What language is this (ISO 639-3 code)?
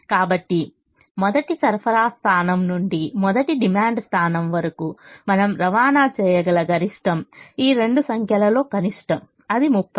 tel